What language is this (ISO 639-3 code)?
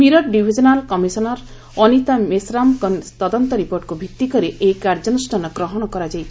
ori